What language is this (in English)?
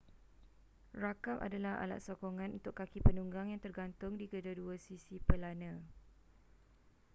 Malay